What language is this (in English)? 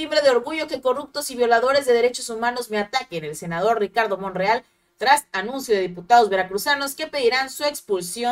Spanish